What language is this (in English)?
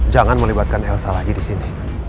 Indonesian